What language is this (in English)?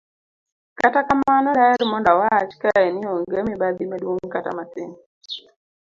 Luo (Kenya and Tanzania)